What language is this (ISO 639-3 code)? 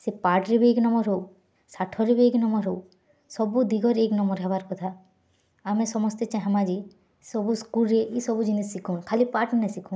ori